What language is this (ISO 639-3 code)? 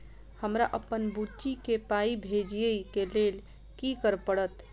mai